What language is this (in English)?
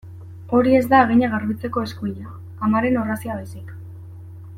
Basque